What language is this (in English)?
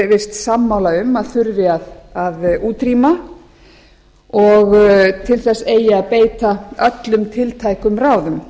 Icelandic